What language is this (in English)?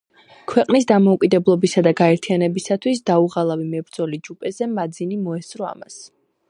Georgian